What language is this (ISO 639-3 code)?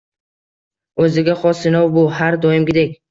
uzb